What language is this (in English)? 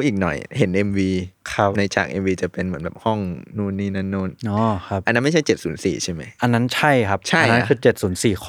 Thai